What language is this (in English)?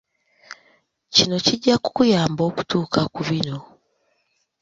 Ganda